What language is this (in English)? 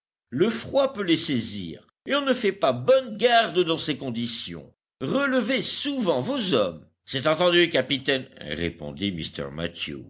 French